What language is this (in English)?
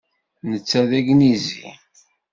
Kabyle